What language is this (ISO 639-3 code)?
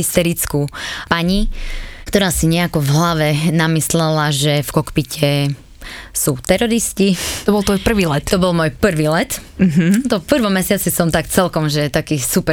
slk